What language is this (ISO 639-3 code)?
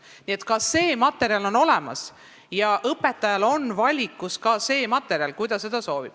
est